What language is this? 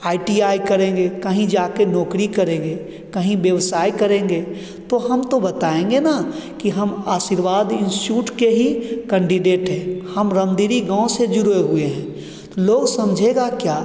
Hindi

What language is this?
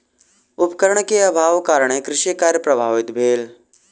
Maithili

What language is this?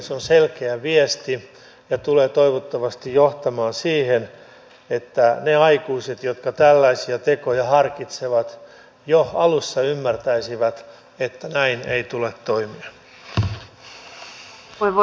Finnish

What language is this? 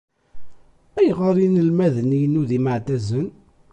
Kabyle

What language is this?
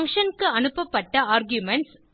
Tamil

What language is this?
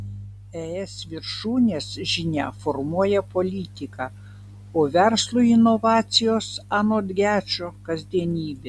Lithuanian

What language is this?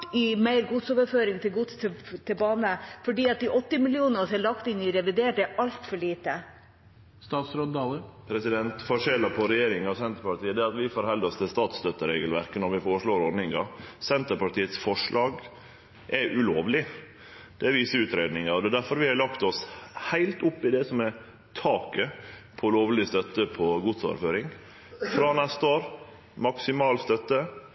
Norwegian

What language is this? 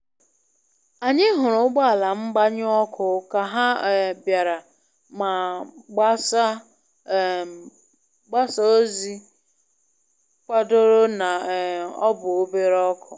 Igbo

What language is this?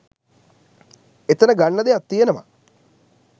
Sinhala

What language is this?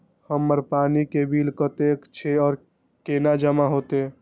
Maithili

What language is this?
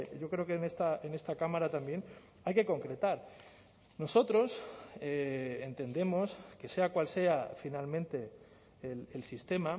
Spanish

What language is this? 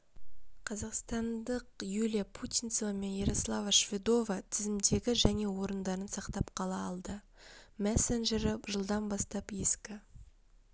Kazakh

